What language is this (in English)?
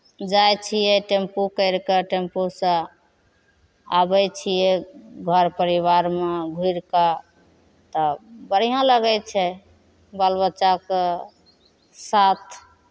Maithili